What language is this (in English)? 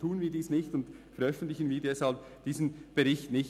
Swiss German